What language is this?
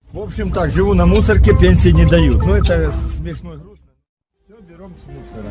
Russian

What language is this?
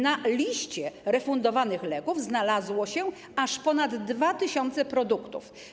Polish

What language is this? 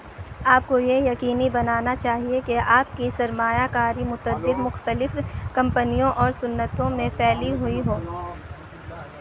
Urdu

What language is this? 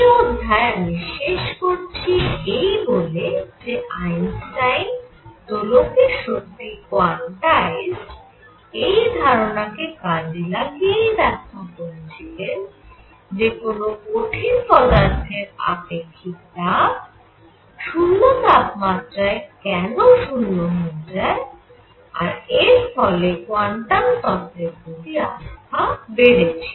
Bangla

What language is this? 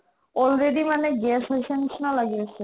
Assamese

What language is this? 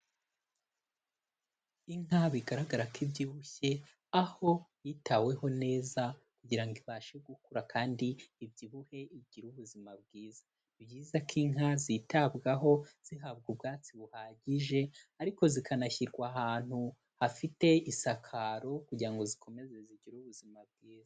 Kinyarwanda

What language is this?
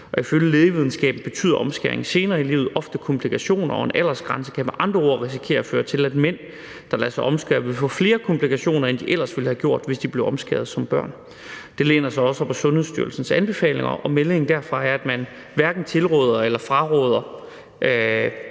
Danish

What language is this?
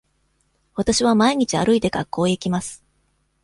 Japanese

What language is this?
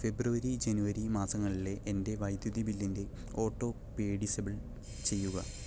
Malayalam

